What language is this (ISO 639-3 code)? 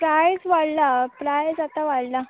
kok